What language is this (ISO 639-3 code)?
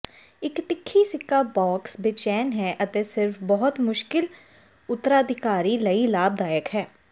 pan